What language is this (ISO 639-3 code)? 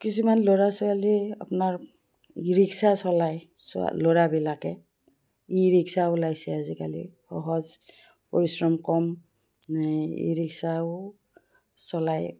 asm